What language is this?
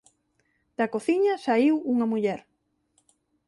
Galician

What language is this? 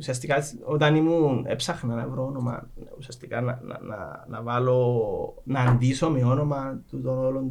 Greek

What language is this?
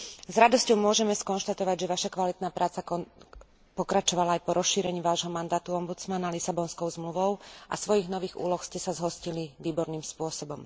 Slovak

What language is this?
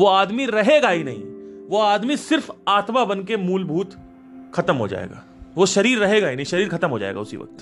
Hindi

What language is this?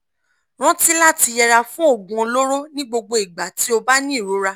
Yoruba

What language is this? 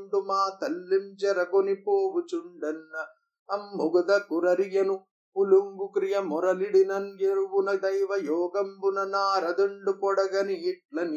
Telugu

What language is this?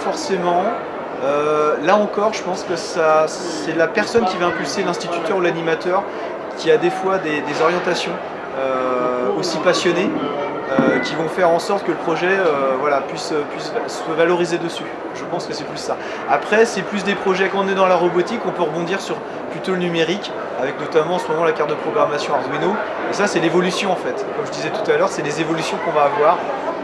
French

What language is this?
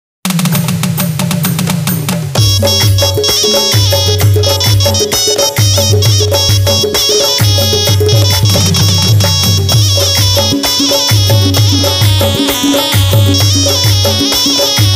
Turkish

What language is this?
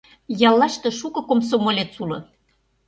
Mari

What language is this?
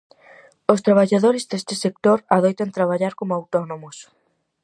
Galician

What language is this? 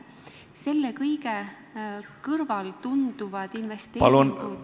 Estonian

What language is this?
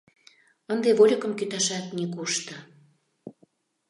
Mari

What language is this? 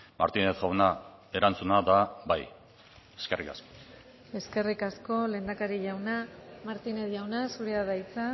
Basque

